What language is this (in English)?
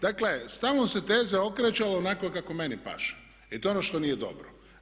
Croatian